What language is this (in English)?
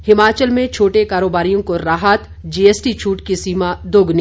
Hindi